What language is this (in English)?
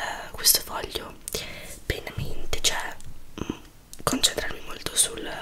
Italian